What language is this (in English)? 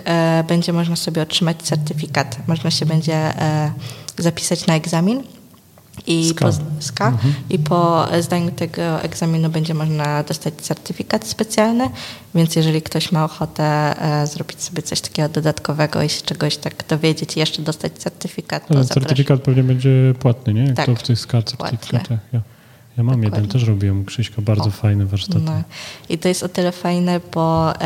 Polish